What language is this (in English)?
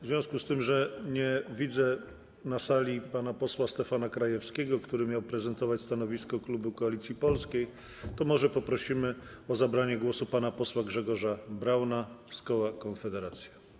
Polish